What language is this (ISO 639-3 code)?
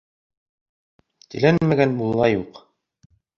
bak